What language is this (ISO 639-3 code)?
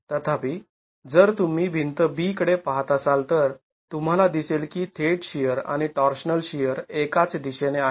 mar